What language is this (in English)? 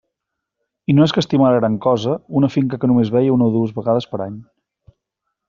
Catalan